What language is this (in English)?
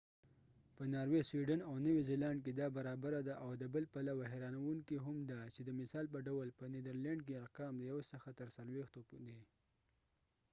Pashto